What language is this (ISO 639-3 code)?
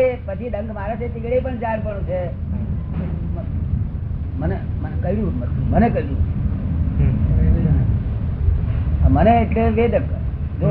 guj